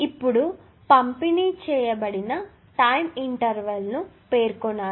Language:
Telugu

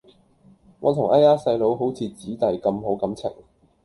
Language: Cantonese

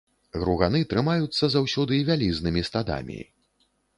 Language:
Belarusian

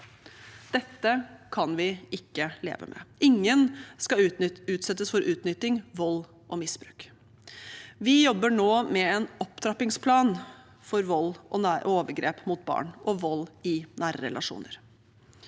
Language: Norwegian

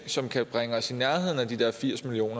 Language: Danish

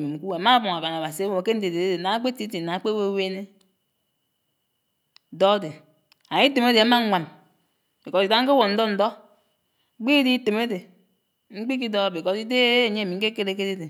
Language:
Anaang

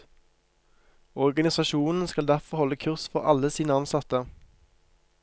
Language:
Norwegian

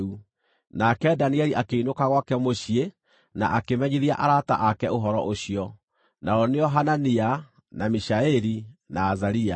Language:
Kikuyu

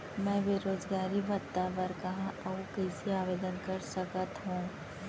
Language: Chhattisgarhi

